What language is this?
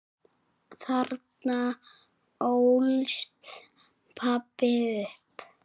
Icelandic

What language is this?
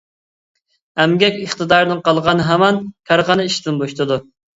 Uyghur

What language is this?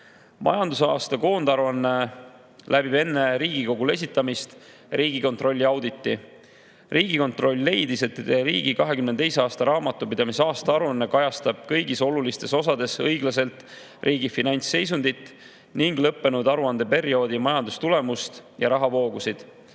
Estonian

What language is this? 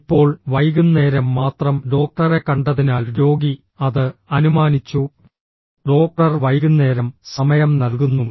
Malayalam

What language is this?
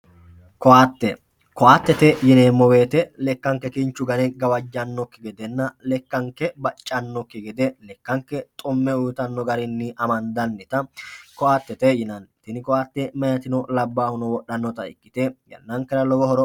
Sidamo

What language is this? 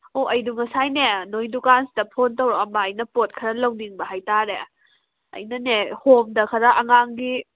Manipuri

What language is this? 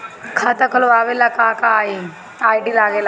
Bhojpuri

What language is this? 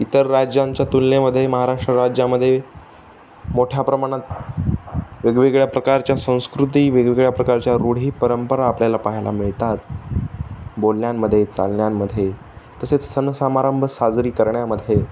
Marathi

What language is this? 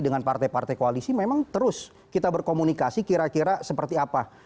Indonesian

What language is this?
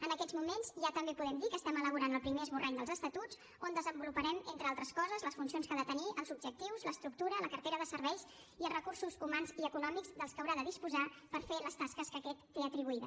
Catalan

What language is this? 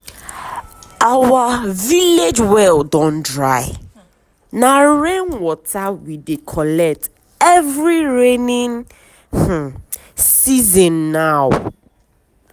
Nigerian Pidgin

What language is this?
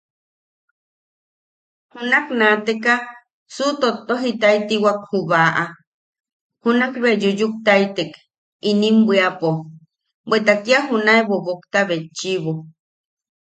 Yaqui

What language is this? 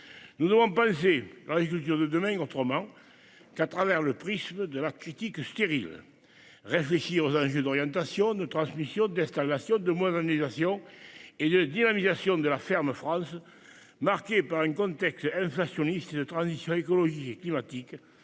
French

